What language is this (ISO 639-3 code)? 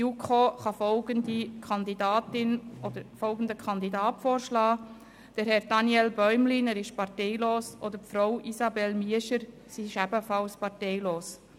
gsw